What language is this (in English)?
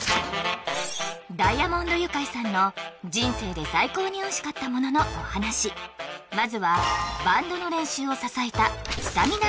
Japanese